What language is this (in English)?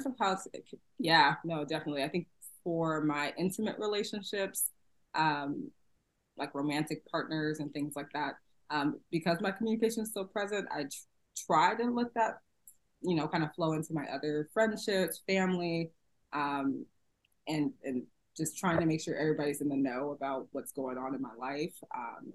English